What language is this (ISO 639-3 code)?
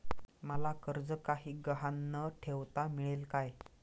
mar